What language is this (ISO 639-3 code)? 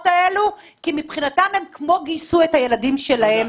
heb